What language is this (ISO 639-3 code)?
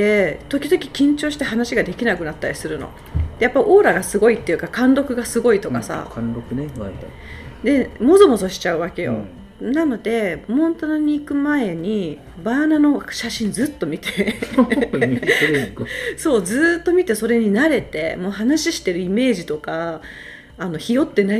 jpn